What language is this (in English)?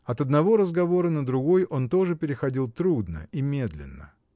Russian